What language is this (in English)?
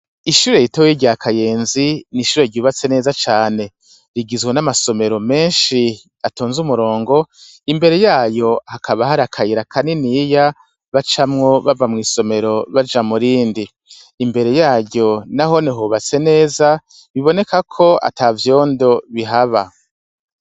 Rundi